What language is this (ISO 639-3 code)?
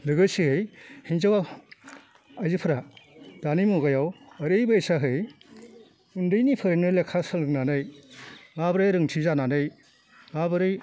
brx